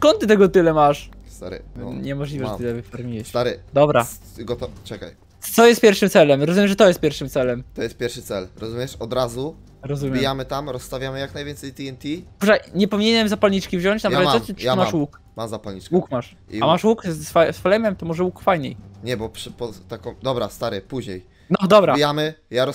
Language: Polish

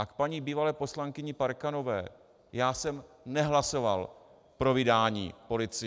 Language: Czech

